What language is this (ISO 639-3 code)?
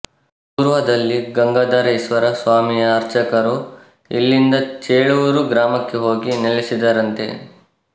kan